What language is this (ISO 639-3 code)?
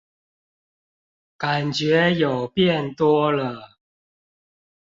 zho